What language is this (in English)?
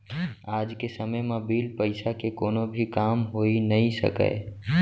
Chhattisgarhi